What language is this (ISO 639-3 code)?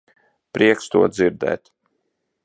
lav